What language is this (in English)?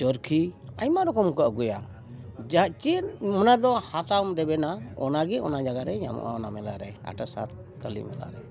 Santali